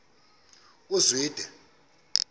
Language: Xhosa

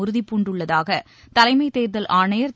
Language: Tamil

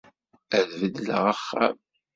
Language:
Kabyle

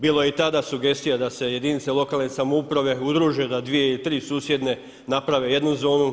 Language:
Croatian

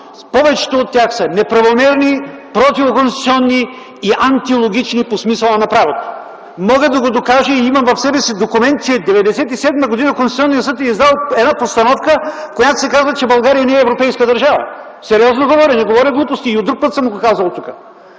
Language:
Bulgarian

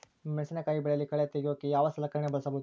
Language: Kannada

